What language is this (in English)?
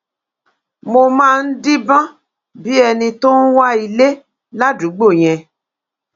Yoruba